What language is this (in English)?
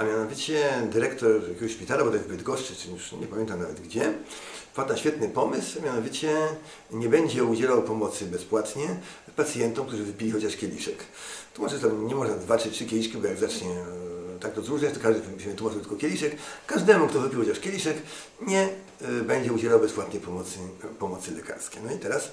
Polish